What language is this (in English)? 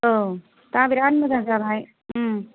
Bodo